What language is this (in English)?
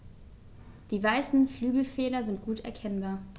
German